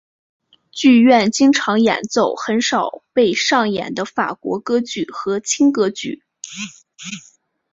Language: Chinese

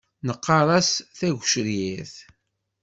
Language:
Kabyle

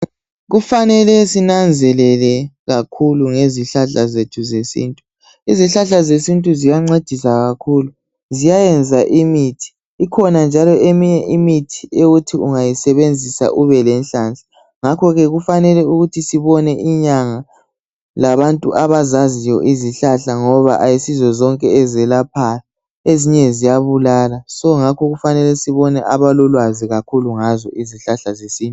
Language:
North Ndebele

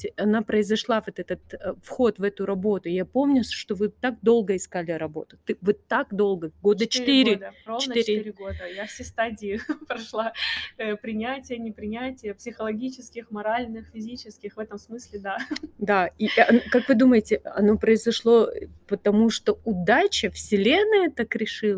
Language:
Russian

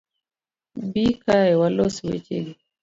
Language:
Luo (Kenya and Tanzania)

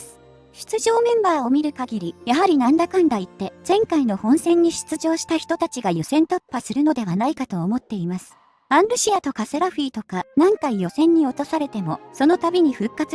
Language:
Japanese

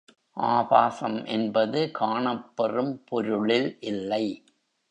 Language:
Tamil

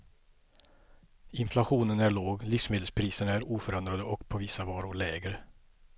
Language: Swedish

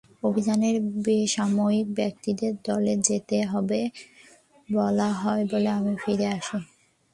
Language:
Bangla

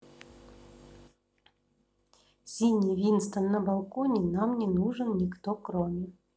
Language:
Russian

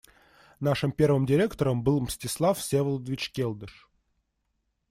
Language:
Russian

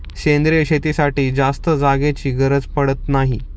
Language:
Marathi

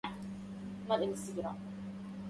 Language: Arabic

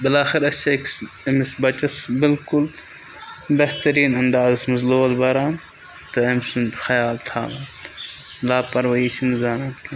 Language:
Kashmiri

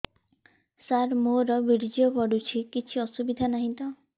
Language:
Odia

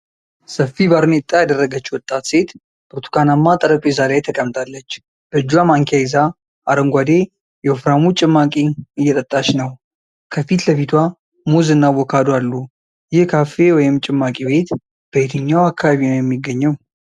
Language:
Amharic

